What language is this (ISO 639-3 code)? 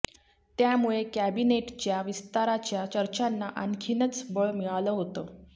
mar